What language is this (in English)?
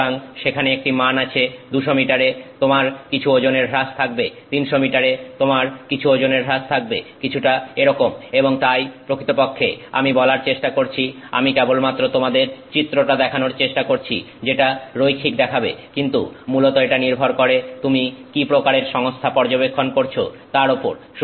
Bangla